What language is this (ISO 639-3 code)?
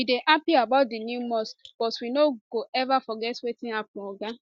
pcm